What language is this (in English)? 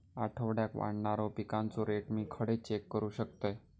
Marathi